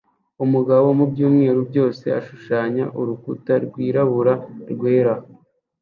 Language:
Kinyarwanda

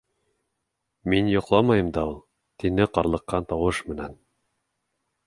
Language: Bashkir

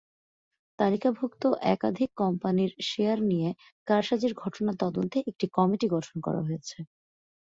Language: Bangla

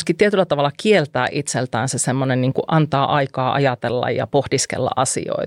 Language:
Finnish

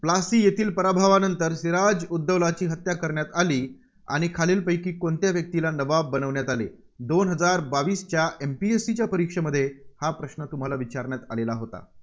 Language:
Marathi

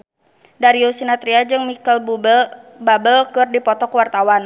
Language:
Sundanese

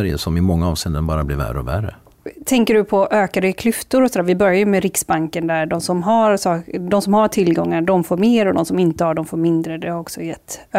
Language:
Swedish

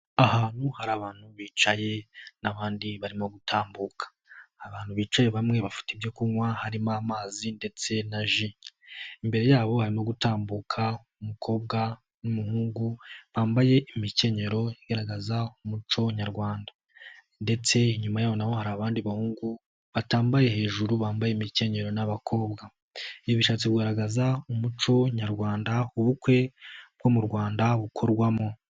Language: Kinyarwanda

